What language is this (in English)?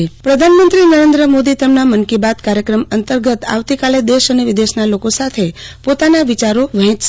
Gujarati